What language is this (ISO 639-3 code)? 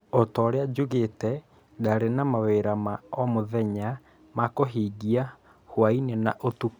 kik